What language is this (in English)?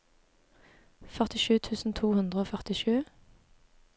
Norwegian